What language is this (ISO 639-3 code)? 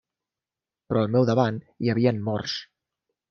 cat